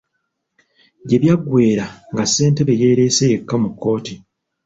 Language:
Ganda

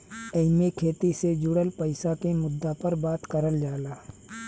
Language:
Bhojpuri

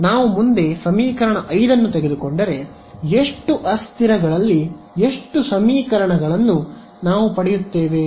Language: Kannada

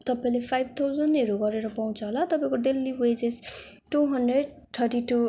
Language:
Nepali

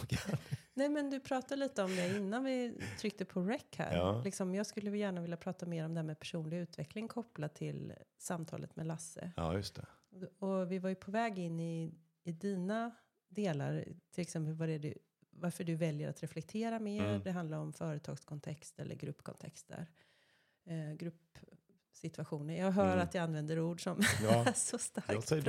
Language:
Swedish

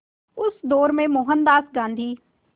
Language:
Hindi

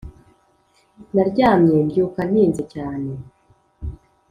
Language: Kinyarwanda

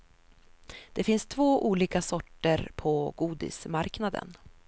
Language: Swedish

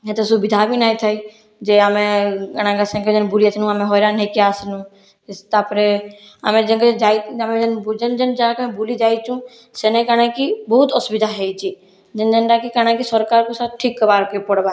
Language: Odia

